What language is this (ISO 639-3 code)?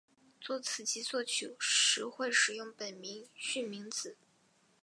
zho